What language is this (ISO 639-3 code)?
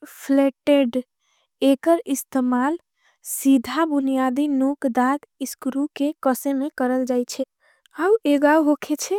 anp